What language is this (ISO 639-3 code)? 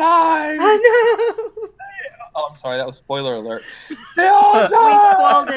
eng